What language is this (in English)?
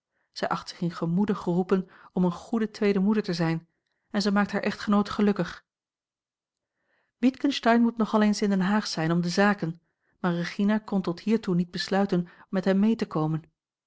Dutch